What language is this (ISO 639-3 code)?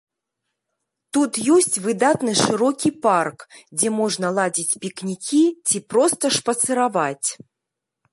bel